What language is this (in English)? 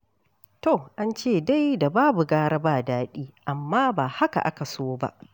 Hausa